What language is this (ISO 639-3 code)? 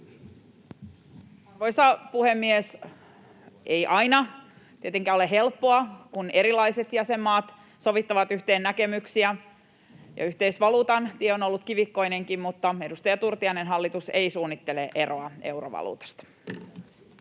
fin